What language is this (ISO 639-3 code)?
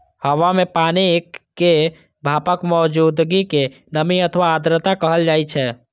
mai